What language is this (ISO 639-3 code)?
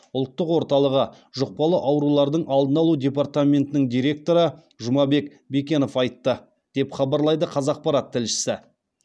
kaz